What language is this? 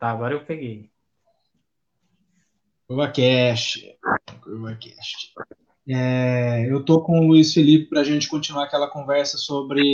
Portuguese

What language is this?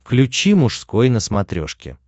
Russian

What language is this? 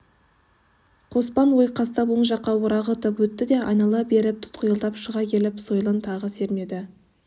Kazakh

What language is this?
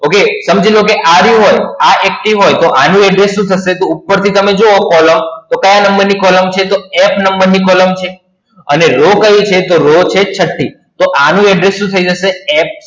Gujarati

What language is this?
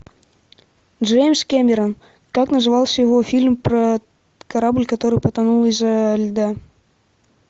Russian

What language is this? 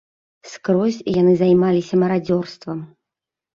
Belarusian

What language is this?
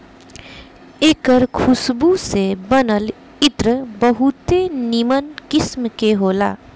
Bhojpuri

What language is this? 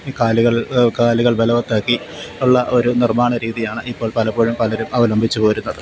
Malayalam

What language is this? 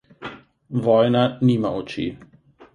Slovenian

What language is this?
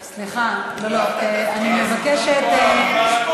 Hebrew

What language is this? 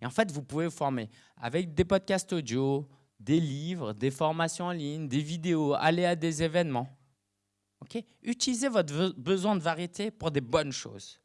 French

